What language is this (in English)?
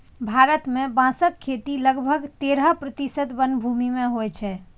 Maithili